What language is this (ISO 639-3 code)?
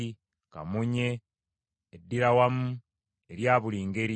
lug